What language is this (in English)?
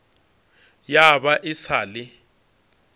Northern Sotho